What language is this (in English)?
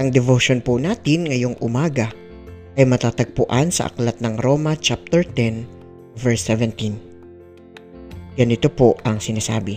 Filipino